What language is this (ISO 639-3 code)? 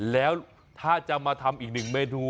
tha